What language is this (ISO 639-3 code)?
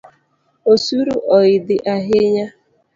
luo